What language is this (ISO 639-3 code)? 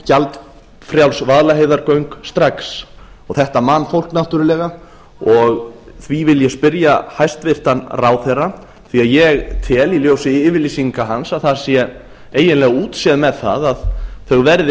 isl